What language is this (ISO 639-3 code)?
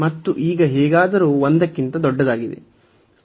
kan